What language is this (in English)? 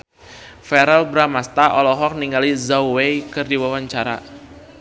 Sundanese